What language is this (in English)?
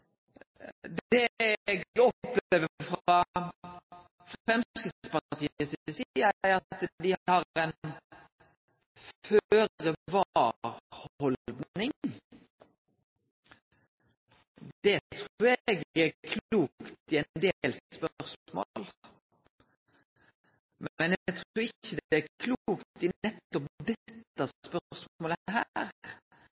Norwegian Nynorsk